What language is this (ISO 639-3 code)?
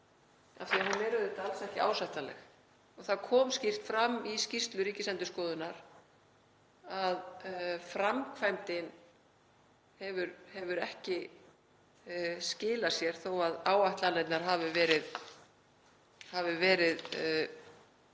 isl